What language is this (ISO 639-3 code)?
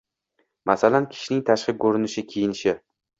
uzb